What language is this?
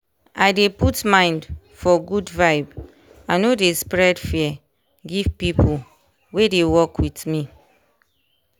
Nigerian Pidgin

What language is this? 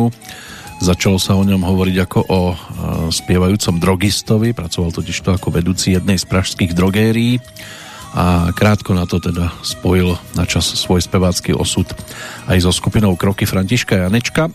Slovak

